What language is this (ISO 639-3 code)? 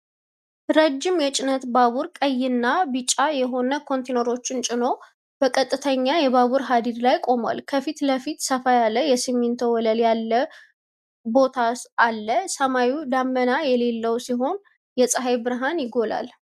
amh